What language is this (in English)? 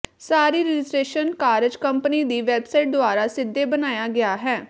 Punjabi